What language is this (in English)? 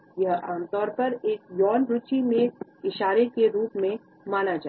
Hindi